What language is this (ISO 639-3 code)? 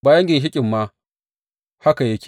hau